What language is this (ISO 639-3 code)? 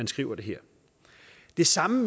dan